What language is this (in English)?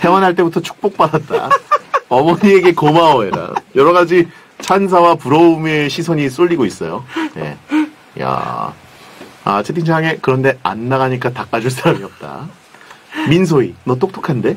Korean